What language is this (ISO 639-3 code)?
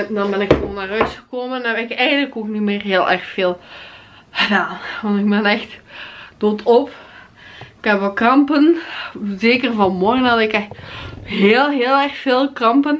nld